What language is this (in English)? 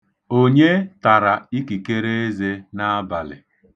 Igbo